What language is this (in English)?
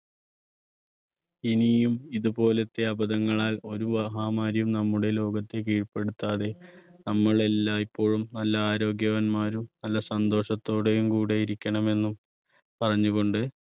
Malayalam